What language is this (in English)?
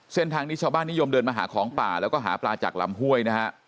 Thai